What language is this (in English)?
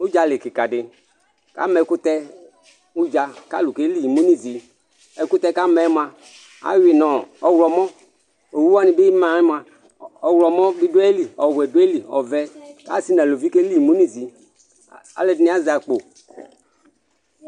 Ikposo